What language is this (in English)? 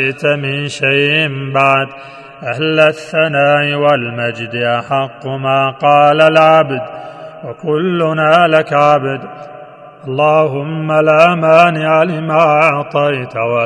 Arabic